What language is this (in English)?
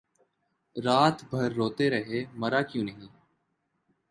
Urdu